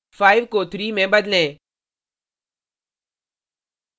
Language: Hindi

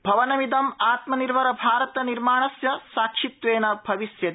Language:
Sanskrit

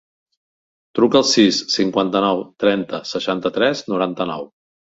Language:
Catalan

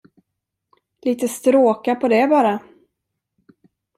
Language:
Swedish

